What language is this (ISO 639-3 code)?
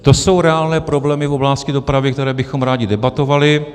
ces